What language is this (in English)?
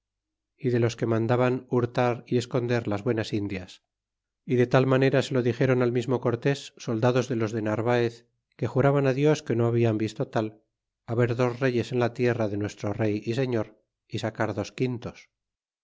Spanish